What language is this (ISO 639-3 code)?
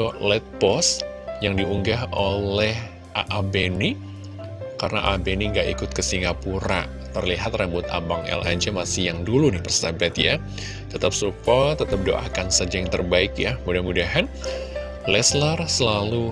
ind